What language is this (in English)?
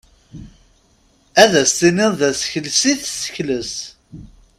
Kabyle